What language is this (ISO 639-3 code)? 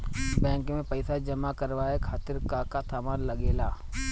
bho